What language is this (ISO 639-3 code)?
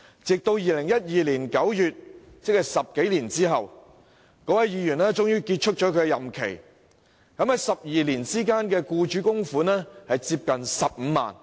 yue